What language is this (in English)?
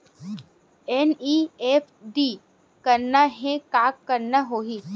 Chhattisgarhi